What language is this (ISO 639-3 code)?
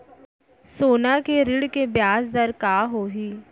hne